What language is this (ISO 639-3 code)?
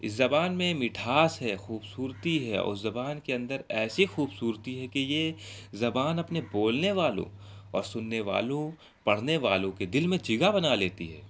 urd